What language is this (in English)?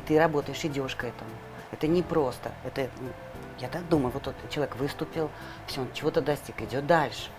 Russian